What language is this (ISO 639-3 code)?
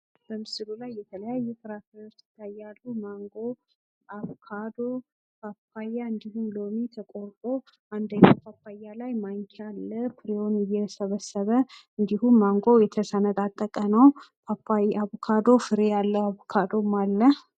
amh